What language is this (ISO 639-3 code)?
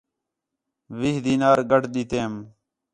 xhe